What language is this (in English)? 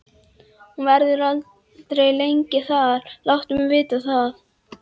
Icelandic